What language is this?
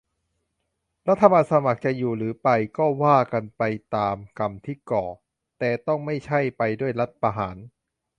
Thai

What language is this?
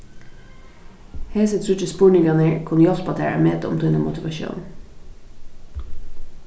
Faroese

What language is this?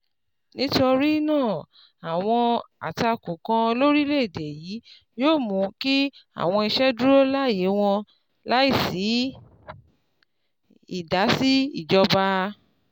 Yoruba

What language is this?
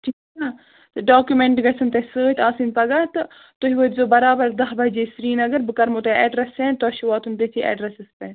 Kashmiri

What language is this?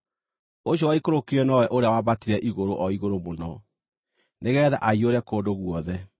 Kikuyu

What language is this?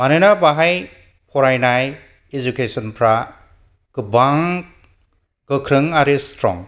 Bodo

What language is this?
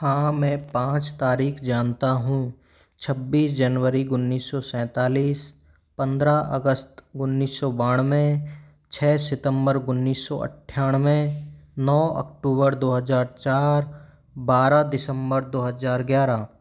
Hindi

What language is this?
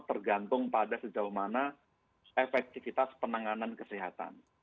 Indonesian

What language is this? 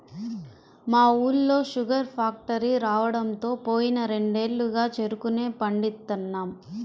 Telugu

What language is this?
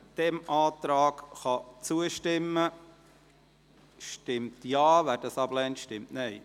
Swiss German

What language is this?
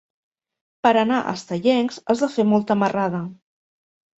Catalan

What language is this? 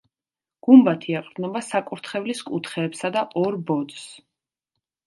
Georgian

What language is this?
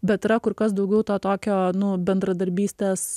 Lithuanian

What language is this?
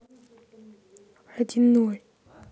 Russian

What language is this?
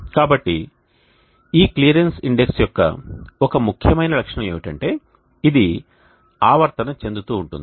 Telugu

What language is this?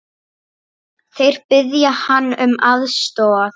Icelandic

